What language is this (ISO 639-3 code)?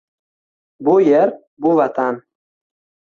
uzb